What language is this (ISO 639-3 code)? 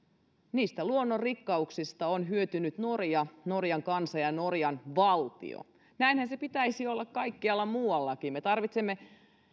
fin